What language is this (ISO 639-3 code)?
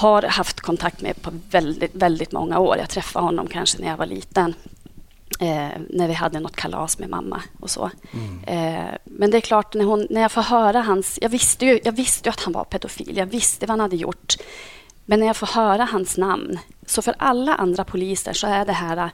swe